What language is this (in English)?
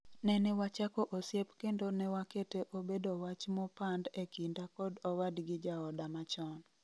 Luo (Kenya and Tanzania)